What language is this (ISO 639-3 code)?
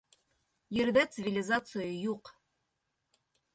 bak